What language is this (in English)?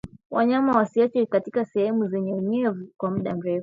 Swahili